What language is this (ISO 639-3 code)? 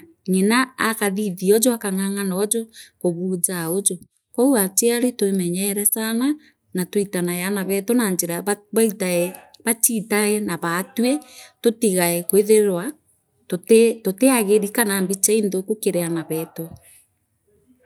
mer